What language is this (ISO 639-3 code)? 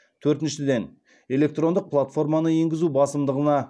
kaz